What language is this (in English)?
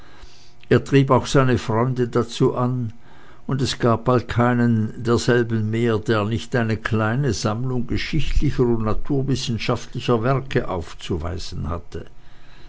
German